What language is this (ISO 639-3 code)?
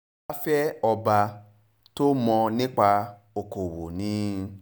yor